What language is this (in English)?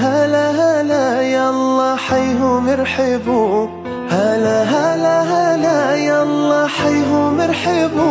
Arabic